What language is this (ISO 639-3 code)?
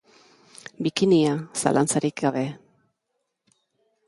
eus